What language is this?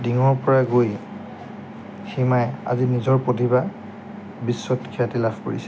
Assamese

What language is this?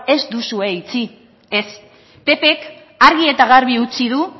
Basque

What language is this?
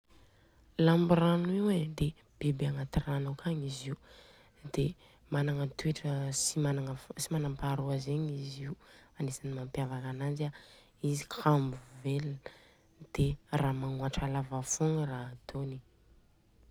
Southern Betsimisaraka Malagasy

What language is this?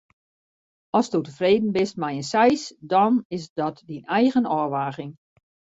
Western Frisian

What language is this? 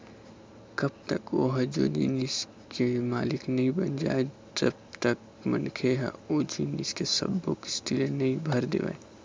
Chhattisgarhi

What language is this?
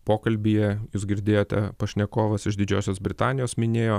Lithuanian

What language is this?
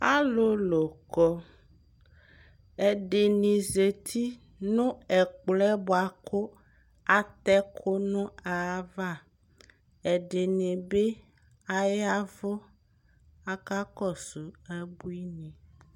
Ikposo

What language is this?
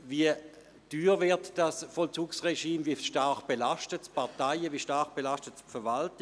Swiss German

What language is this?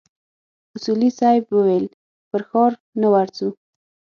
Pashto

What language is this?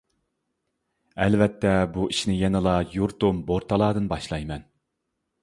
Uyghur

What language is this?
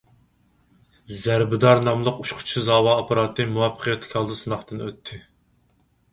Uyghur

